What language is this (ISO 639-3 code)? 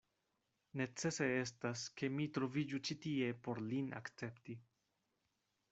epo